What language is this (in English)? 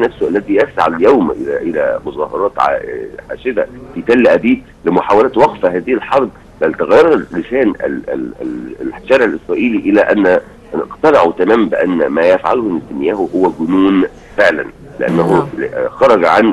Arabic